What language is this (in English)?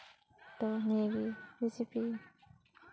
Santali